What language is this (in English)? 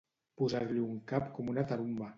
Catalan